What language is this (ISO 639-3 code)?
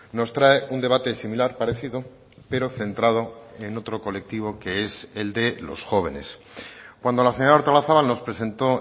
spa